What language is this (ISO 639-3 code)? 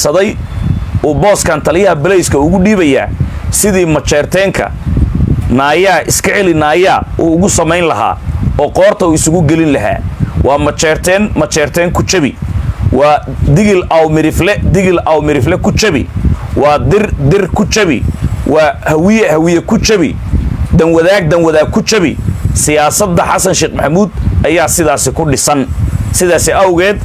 ara